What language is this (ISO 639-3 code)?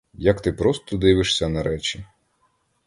ukr